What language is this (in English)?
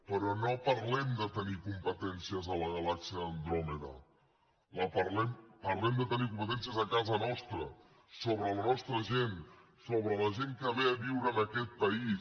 Catalan